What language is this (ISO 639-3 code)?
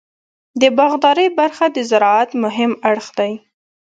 pus